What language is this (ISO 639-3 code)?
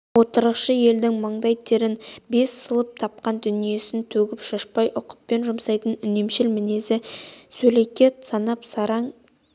kaz